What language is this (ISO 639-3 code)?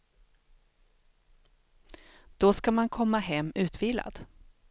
swe